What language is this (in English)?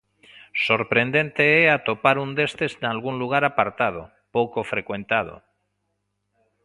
Galician